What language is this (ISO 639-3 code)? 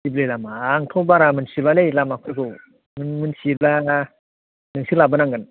brx